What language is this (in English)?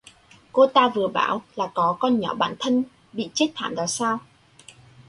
Vietnamese